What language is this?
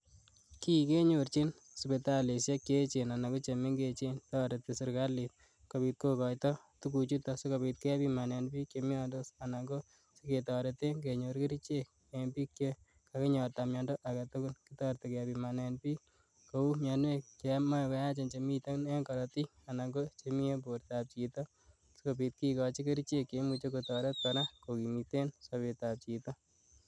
Kalenjin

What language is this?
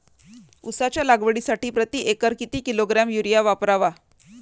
Marathi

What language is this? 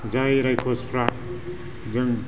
Bodo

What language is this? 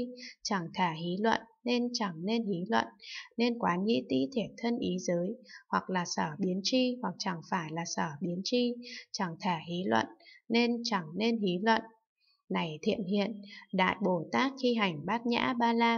Vietnamese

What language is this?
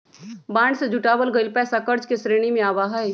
Magahi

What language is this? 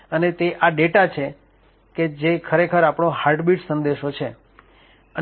Gujarati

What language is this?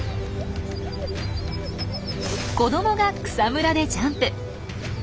Japanese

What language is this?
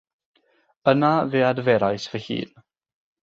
Welsh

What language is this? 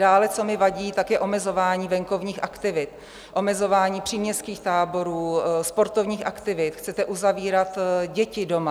Czech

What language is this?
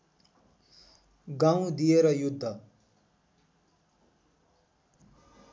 Nepali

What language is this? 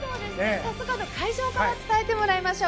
Japanese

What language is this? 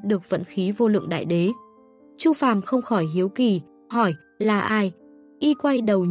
Vietnamese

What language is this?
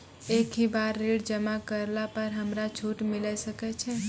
Maithili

